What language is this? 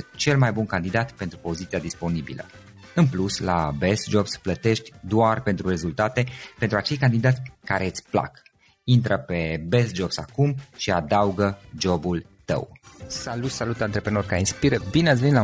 Romanian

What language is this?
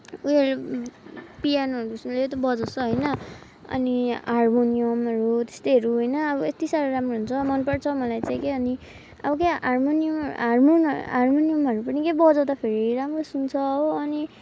Nepali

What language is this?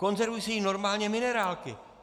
Czech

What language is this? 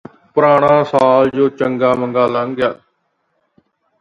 Punjabi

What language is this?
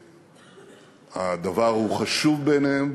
Hebrew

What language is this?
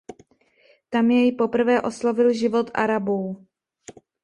Czech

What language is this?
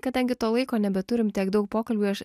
Lithuanian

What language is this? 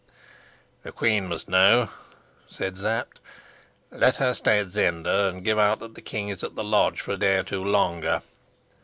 English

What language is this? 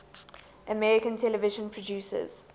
English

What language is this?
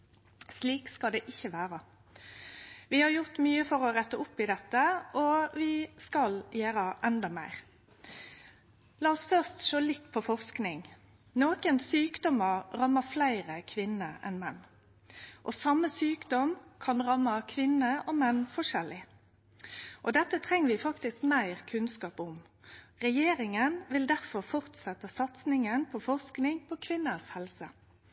Norwegian Nynorsk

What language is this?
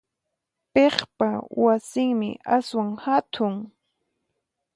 Puno Quechua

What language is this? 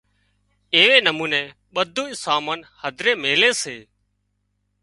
Wadiyara Koli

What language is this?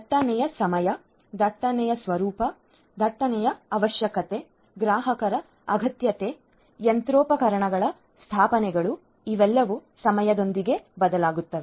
Kannada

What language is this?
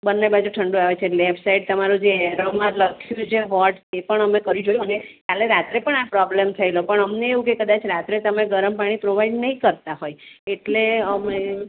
Gujarati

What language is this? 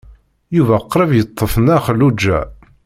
Kabyle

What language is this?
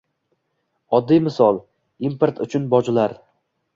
Uzbek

